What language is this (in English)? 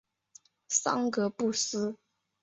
Chinese